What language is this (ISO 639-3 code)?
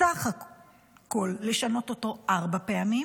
heb